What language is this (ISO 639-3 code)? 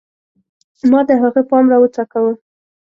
pus